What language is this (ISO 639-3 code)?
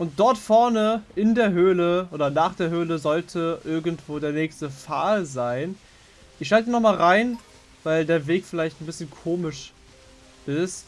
deu